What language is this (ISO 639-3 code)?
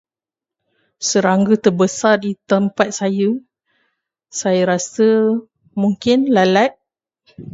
msa